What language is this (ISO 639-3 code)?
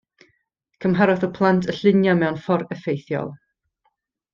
cym